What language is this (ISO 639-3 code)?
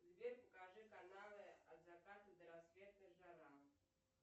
rus